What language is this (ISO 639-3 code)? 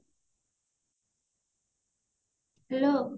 ori